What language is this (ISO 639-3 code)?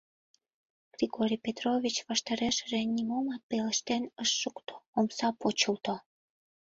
chm